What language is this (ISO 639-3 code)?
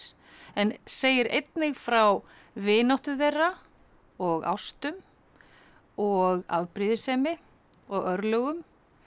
isl